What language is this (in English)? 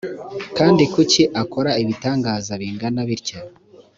Kinyarwanda